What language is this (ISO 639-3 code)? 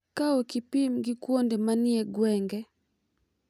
luo